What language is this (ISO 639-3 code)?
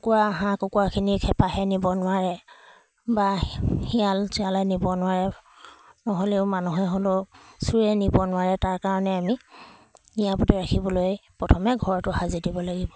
asm